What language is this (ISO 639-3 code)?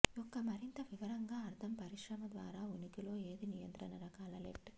tel